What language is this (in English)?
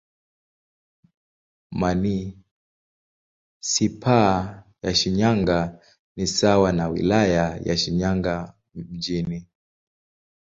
Swahili